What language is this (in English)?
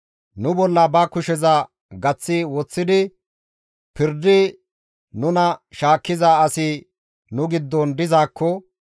Gamo